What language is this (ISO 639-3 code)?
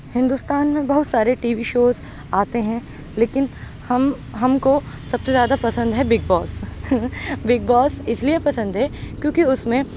urd